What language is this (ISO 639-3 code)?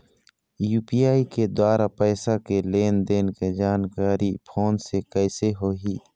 hne